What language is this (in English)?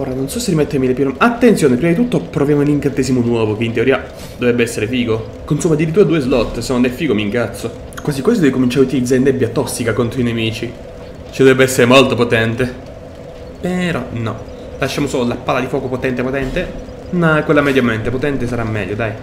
Italian